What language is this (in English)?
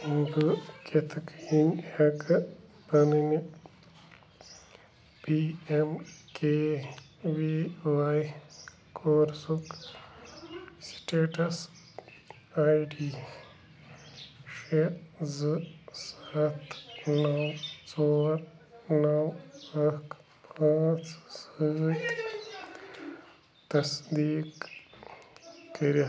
Kashmiri